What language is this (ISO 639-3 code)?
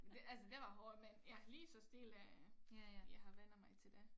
dan